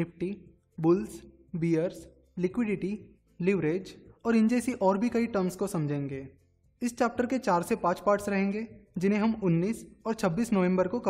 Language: Hindi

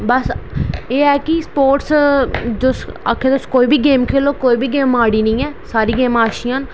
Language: Dogri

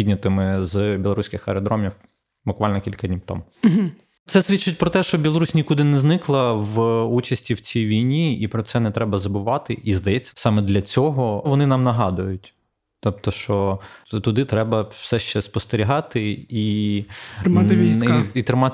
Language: Ukrainian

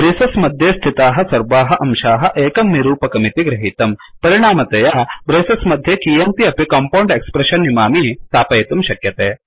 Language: Sanskrit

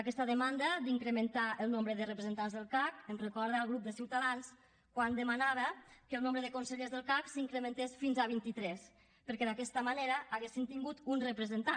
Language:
Catalan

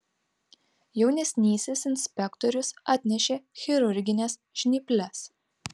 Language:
Lithuanian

